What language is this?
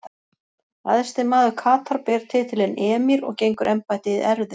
Icelandic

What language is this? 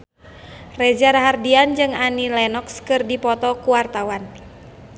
Sundanese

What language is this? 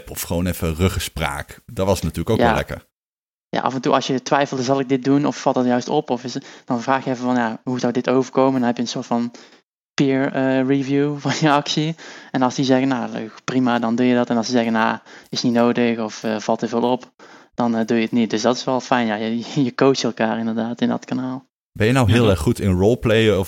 Dutch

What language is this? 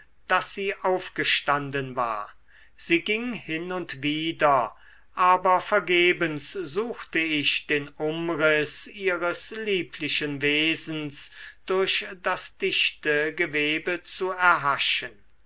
German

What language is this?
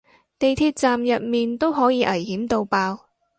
Cantonese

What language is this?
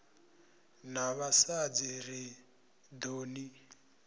Venda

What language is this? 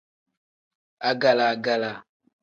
Tem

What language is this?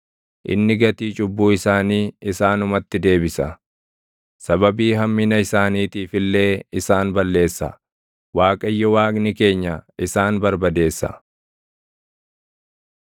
Oromo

